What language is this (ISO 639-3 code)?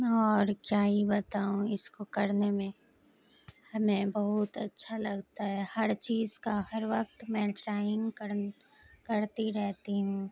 urd